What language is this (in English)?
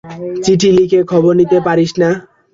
Bangla